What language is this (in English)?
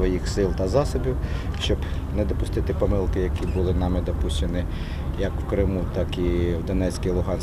Ukrainian